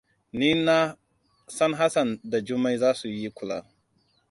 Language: Hausa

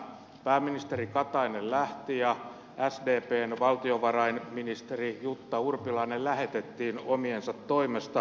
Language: Finnish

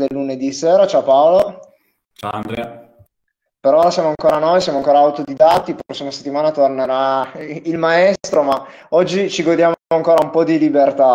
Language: Italian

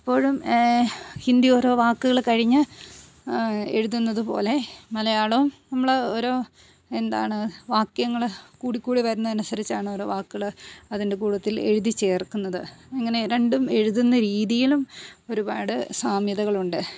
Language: Malayalam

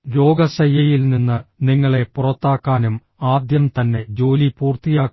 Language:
Malayalam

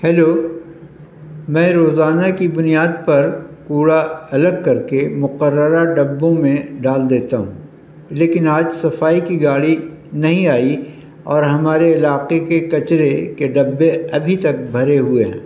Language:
Urdu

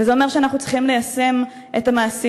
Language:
Hebrew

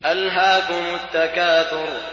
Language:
Arabic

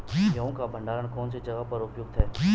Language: Hindi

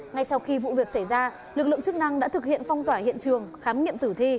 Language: Vietnamese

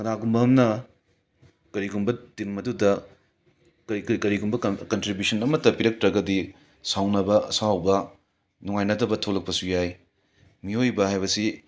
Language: Manipuri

